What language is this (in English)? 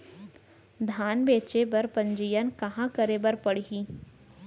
Chhattisgarhi